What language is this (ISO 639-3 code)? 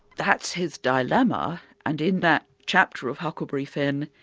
eng